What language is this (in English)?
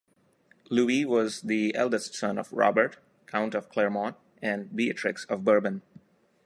English